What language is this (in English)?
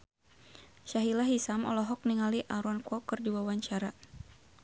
Sundanese